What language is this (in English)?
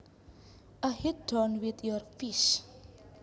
Javanese